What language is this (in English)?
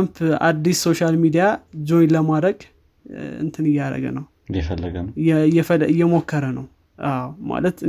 Amharic